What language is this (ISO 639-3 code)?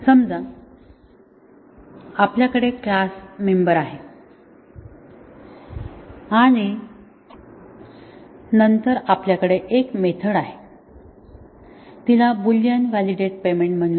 mar